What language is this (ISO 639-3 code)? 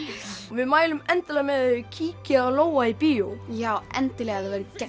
isl